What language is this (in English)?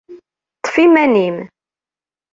Kabyle